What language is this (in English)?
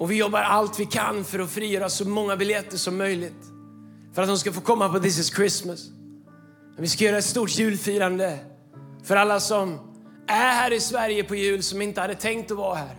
Swedish